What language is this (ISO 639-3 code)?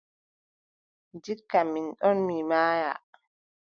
fub